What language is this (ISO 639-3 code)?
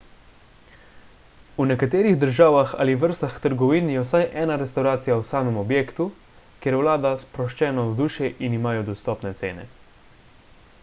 slv